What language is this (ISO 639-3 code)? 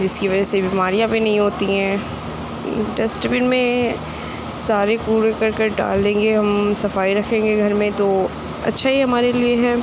urd